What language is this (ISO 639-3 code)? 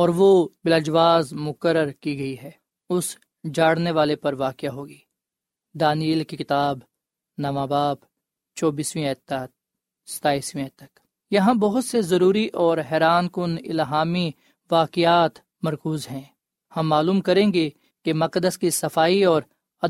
urd